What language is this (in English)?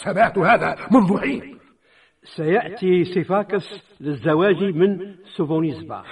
Arabic